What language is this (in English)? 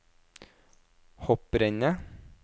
Norwegian